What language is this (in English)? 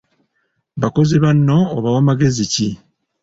Ganda